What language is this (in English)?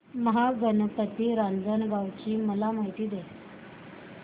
Marathi